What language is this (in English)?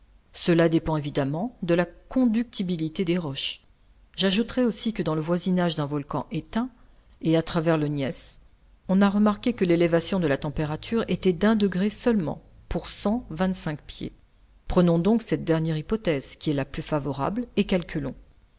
French